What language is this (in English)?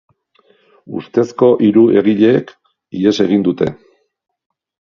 Basque